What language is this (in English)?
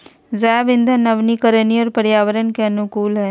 Magahi